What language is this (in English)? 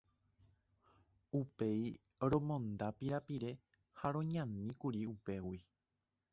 Guarani